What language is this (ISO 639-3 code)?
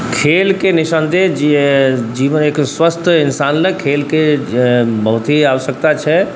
mai